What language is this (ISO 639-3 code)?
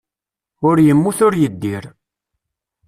kab